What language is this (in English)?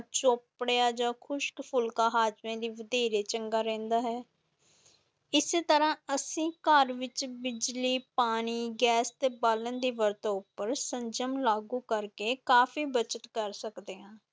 Punjabi